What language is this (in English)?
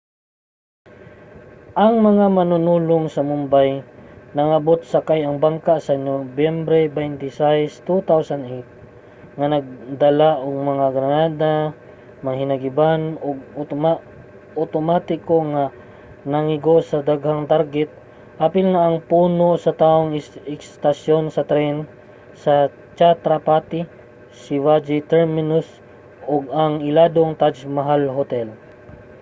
Cebuano